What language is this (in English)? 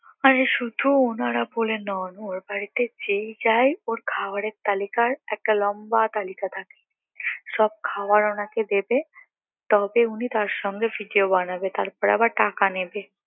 Bangla